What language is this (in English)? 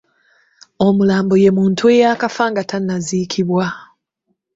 Ganda